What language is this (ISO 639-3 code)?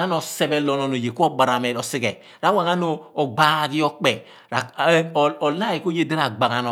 abn